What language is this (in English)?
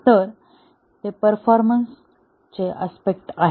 Marathi